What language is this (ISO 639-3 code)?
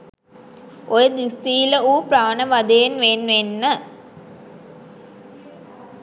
sin